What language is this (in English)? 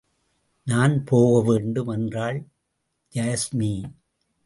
Tamil